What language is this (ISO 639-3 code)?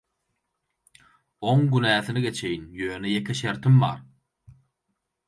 tuk